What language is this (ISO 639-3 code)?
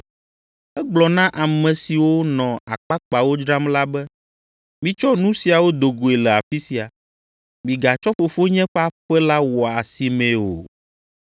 ewe